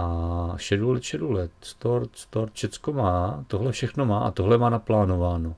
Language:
Czech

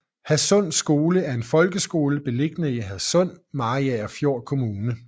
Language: Danish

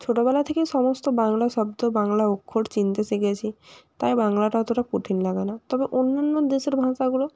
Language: Bangla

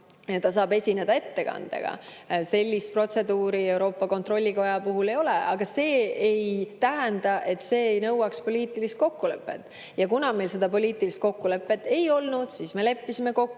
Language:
Estonian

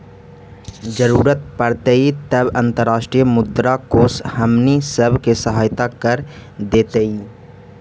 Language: Magahi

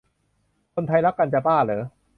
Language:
Thai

